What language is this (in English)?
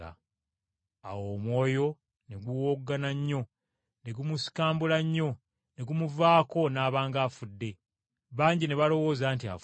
Ganda